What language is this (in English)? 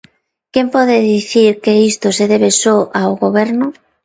Galician